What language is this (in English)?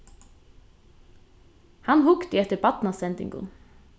Faroese